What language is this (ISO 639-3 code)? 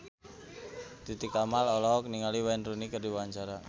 sun